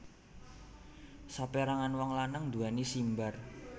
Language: Javanese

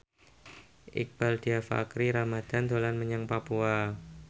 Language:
Javanese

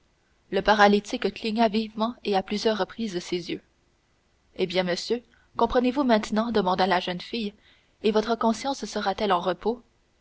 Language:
French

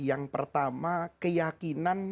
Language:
Indonesian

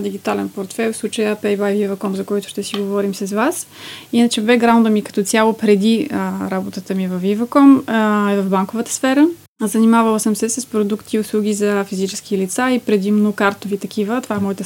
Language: Bulgarian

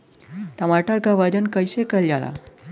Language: Bhojpuri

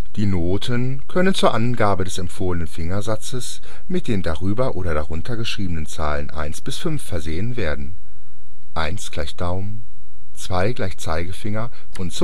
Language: German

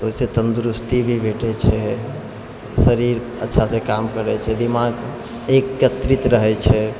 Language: Maithili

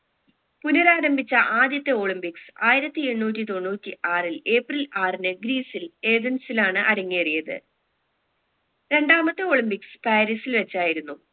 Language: Malayalam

